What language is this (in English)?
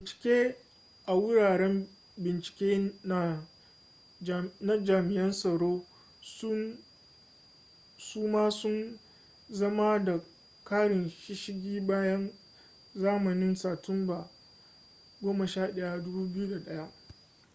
Hausa